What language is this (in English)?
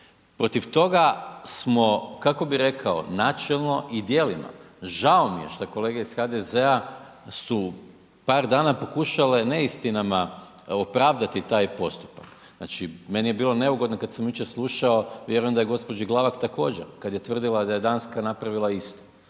Croatian